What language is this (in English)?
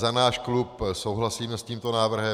Czech